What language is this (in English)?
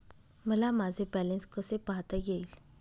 Marathi